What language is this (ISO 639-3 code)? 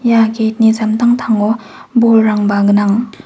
grt